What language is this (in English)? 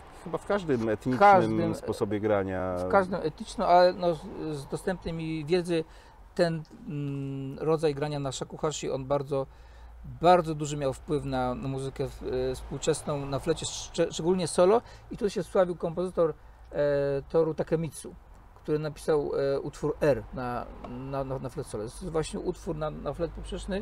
Polish